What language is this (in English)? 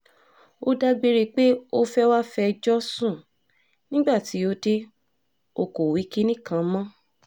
Yoruba